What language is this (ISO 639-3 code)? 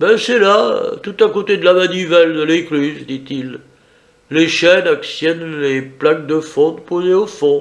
fra